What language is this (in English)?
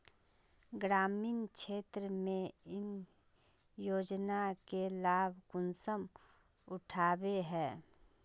Magahi